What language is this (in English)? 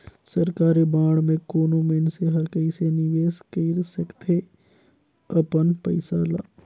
Chhattisgarhi